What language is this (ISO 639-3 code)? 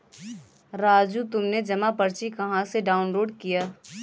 hin